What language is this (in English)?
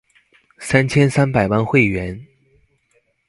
Chinese